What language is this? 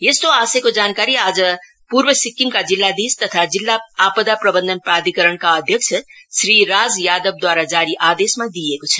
Nepali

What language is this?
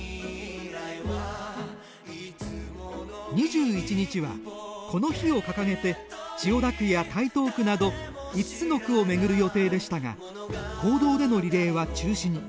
Japanese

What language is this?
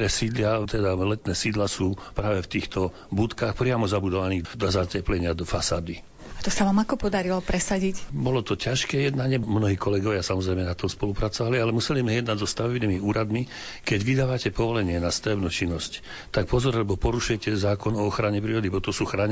Slovak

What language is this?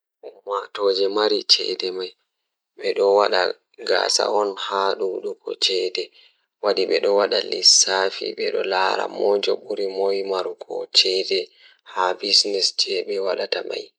Fula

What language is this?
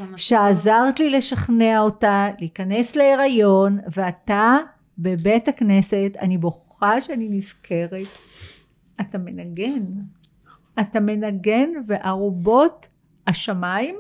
Hebrew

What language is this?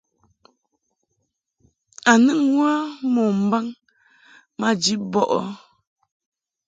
Mungaka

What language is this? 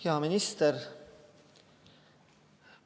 Estonian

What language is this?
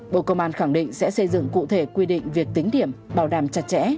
Vietnamese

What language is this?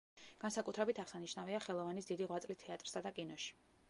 Georgian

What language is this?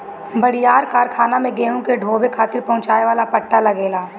Bhojpuri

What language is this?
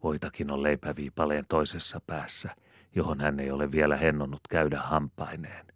Finnish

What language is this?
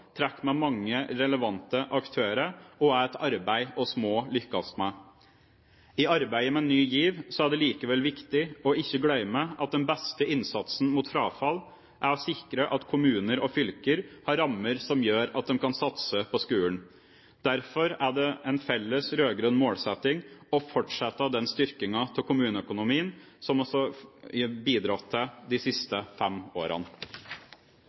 Norwegian Bokmål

